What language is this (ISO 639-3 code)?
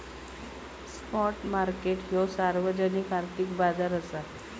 mar